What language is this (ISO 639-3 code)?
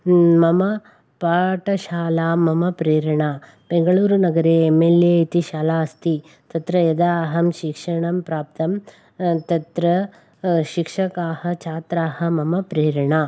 san